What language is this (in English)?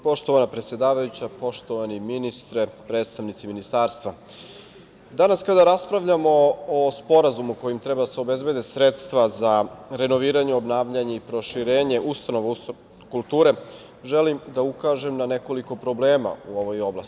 Serbian